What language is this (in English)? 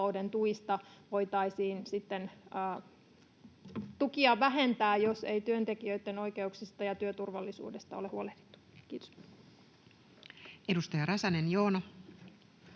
Finnish